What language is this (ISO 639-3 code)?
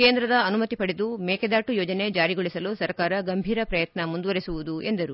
kan